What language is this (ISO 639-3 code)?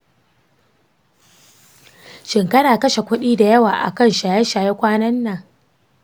hau